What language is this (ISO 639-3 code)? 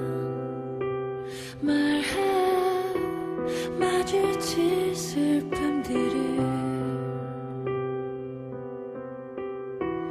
kor